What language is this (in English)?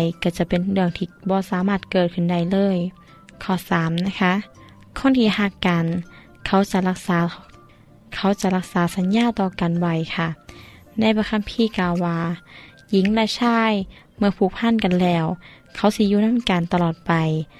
Thai